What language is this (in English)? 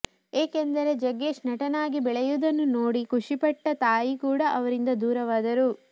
Kannada